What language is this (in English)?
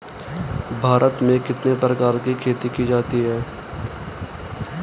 Hindi